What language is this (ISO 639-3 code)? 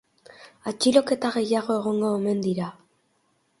eus